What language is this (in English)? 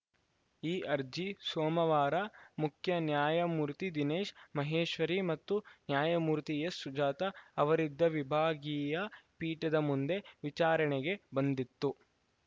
Kannada